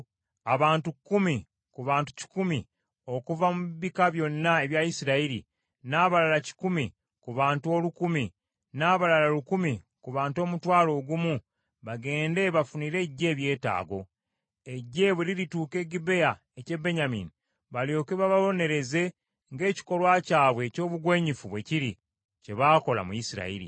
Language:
Ganda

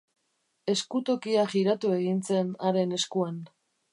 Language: Basque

